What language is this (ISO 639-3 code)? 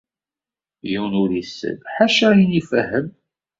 kab